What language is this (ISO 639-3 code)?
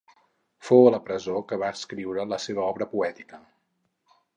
cat